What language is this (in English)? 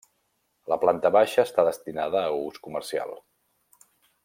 Catalan